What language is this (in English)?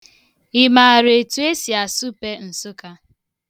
Igbo